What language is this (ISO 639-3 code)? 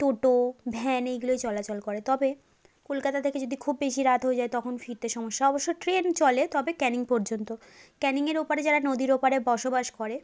ben